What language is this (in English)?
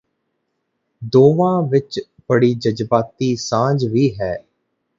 Punjabi